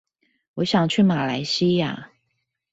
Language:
Chinese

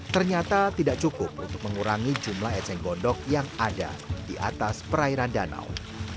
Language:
Indonesian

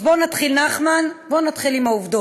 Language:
Hebrew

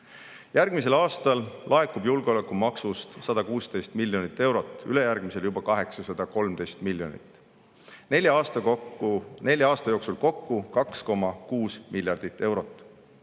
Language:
Estonian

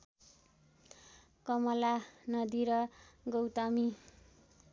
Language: Nepali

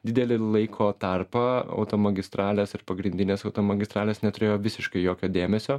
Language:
Lithuanian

